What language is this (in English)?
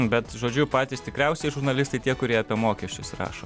Lithuanian